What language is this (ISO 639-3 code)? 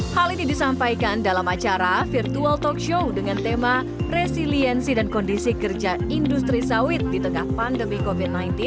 ind